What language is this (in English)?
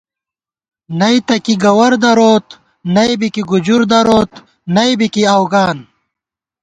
Gawar-Bati